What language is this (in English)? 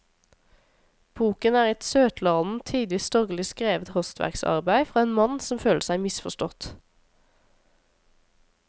Norwegian